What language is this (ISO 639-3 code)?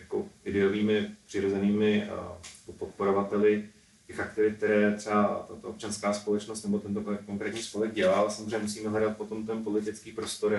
ces